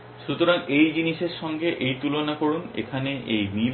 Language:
Bangla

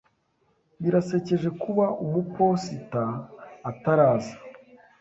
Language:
Kinyarwanda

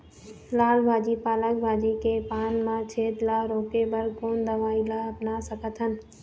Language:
Chhattisgarhi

